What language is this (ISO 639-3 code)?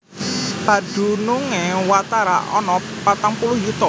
jav